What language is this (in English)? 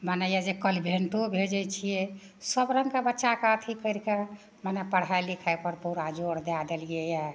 Maithili